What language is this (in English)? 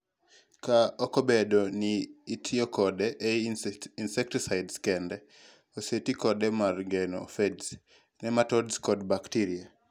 Luo (Kenya and Tanzania)